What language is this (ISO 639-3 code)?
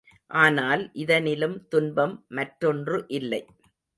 tam